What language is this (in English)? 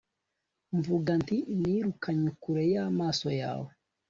Kinyarwanda